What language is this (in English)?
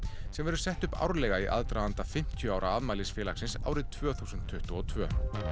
Icelandic